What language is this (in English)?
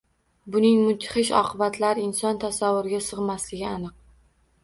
Uzbek